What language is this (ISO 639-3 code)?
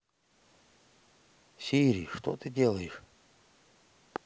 rus